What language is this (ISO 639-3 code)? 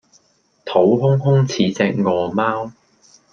yue